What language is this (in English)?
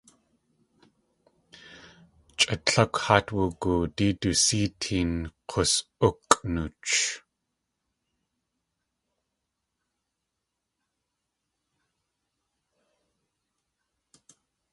Tlingit